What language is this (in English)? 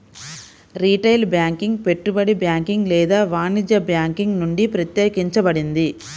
Telugu